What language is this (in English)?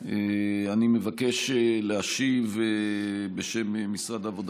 Hebrew